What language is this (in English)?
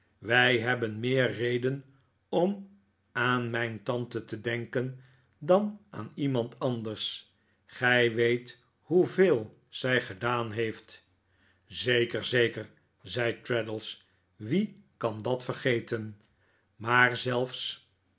Dutch